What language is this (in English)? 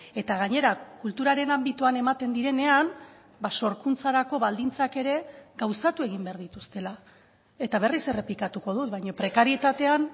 Basque